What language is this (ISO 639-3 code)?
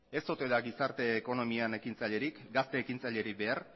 eus